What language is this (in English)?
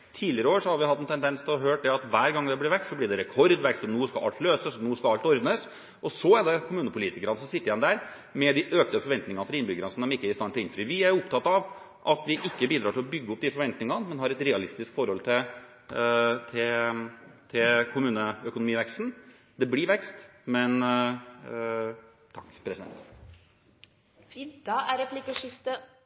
Norwegian Bokmål